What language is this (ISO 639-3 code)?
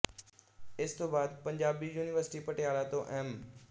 pan